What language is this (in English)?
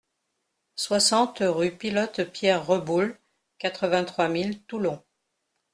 French